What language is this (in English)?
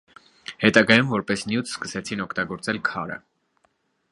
Armenian